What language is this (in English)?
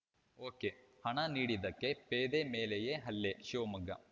Kannada